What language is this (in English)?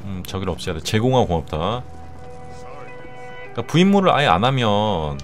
Korean